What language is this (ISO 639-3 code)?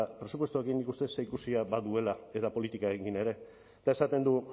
eus